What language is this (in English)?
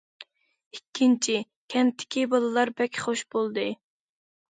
Uyghur